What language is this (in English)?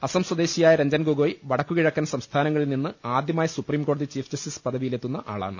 Malayalam